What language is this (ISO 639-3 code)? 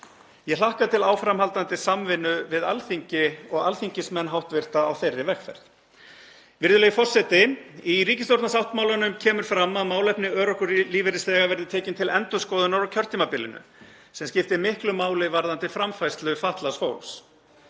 isl